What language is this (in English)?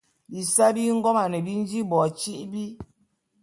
Bulu